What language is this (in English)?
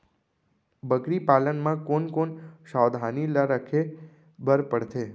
Chhattisgarhi